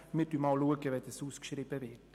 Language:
Swiss German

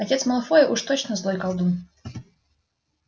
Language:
Russian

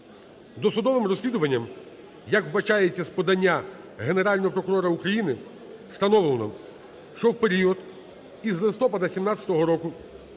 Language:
Ukrainian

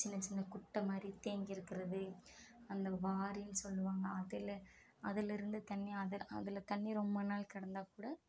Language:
Tamil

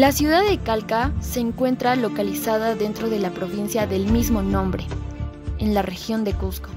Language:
Spanish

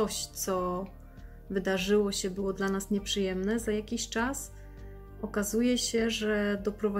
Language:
Polish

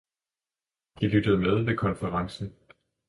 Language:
Danish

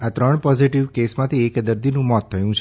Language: Gujarati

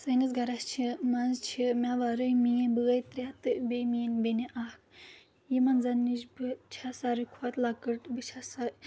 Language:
Kashmiri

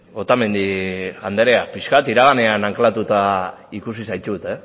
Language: Basque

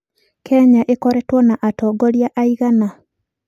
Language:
Kikuyu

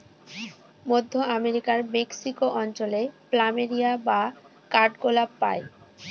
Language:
Bangla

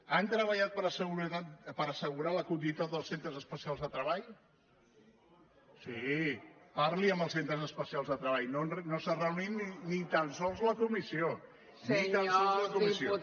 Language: Catalan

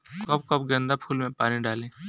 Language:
Bhojpuri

